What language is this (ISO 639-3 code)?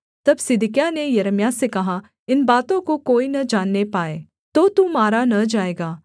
hin